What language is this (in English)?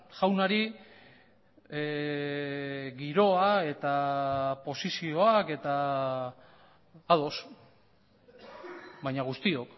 Basque